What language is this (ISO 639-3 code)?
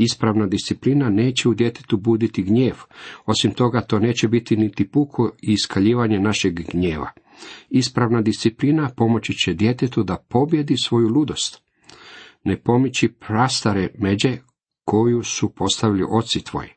hrv